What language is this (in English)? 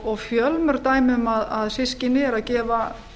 Icelandic